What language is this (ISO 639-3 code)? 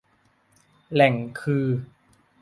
tha